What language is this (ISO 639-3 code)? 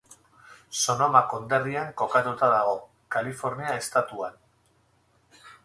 eus